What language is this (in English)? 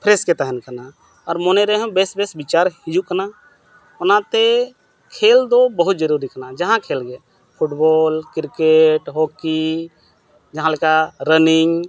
Santali